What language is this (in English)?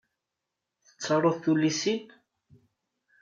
Kabyle